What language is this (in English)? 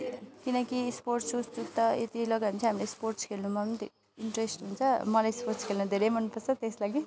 Nepali